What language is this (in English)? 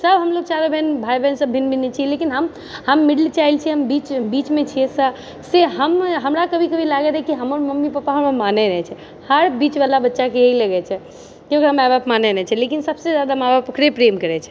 Maithili